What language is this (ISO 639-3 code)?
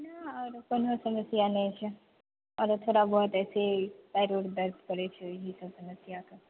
mai